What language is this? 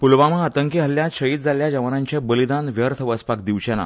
Konkani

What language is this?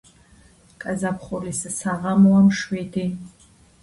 Georgian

